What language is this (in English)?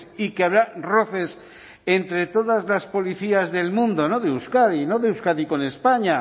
Spanish